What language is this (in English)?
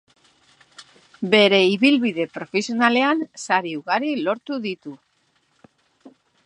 Basque